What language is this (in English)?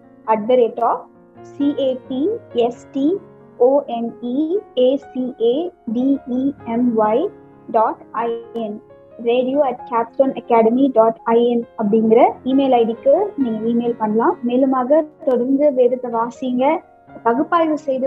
Tamil